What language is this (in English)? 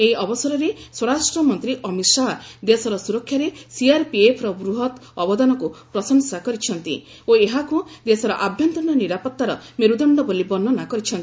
Odia